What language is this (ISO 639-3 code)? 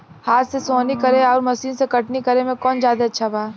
bho